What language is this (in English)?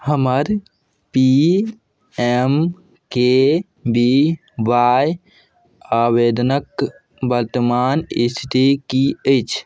Maithili